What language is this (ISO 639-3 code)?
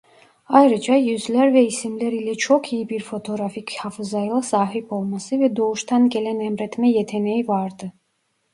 tur